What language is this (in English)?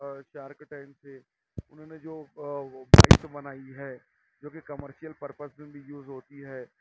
Urdu